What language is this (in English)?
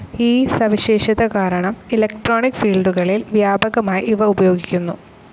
Malayalam